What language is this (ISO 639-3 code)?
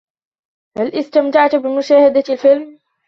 ara